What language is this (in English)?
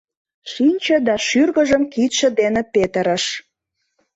Mari